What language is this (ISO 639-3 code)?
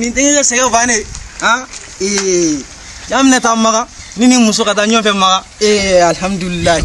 ara